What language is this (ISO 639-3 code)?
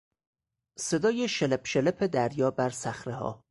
fas